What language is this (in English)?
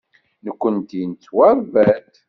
Kabyle